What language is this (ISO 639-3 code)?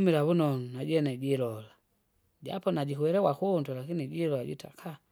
zga